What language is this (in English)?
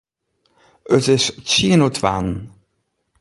Western Frisian